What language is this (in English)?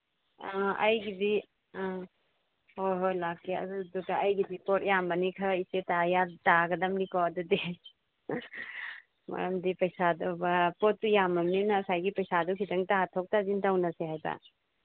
Manipuri